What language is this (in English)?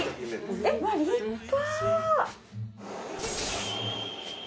Japanese